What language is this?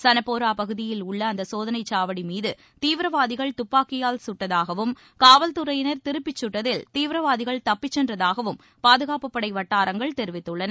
Tamil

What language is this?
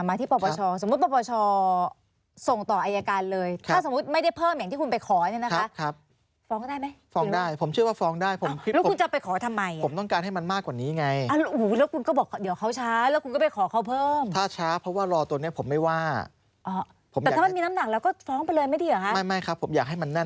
Thai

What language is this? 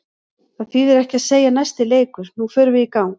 Icelandic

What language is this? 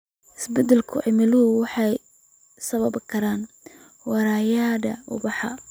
Somali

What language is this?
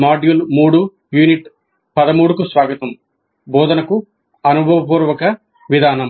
Telugu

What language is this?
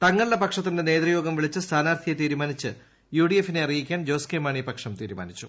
Malayalam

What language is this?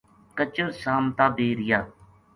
Gujari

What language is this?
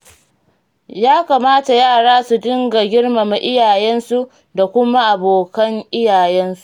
Hausa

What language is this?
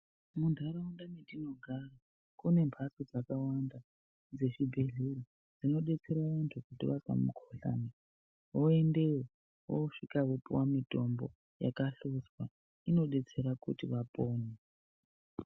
Ndau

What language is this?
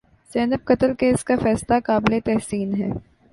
Urdu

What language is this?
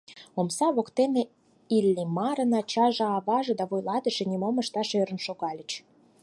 Mari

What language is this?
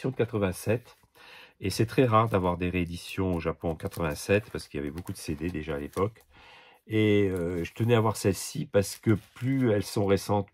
French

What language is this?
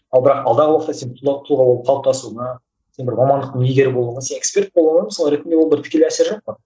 Kazakh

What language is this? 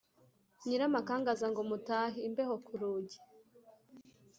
Kinyarwanda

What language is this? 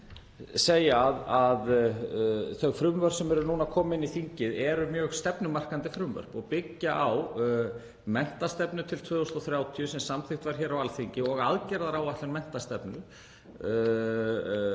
Icelandic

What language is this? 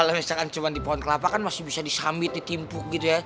Indonesian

